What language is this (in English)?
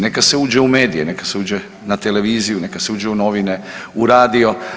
Croatian